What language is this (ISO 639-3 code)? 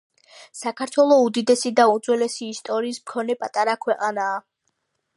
kat